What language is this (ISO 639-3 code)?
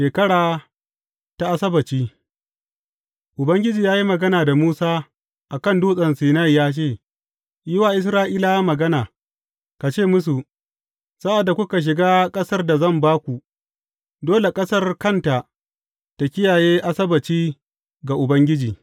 hau